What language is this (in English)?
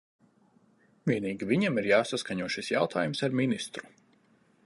Latvian